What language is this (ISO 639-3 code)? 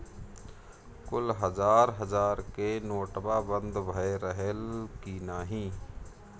bho